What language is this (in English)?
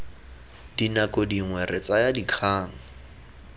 Tswana